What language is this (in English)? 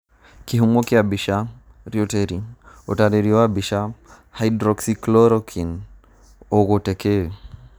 Kikuyu